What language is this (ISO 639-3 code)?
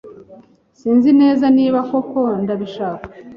kin